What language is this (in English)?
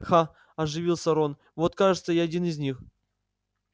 Russian